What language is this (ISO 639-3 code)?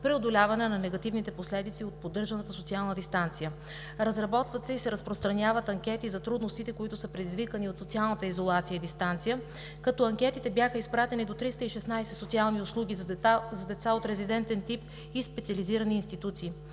bul